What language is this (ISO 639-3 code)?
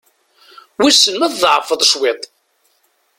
kab